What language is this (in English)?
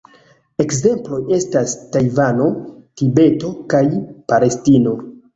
Esperanto